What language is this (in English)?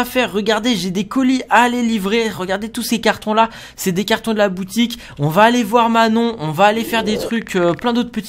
French